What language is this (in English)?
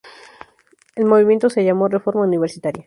Spanish